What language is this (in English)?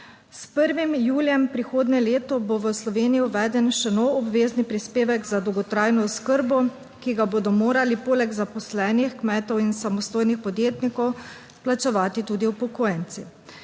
Slovenian